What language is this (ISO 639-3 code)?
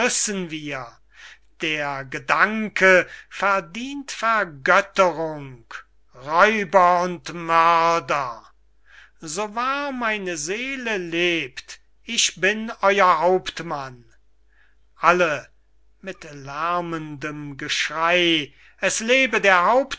deu